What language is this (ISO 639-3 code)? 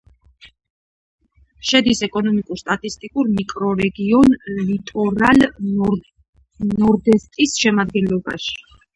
kat